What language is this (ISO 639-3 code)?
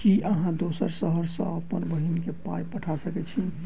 mai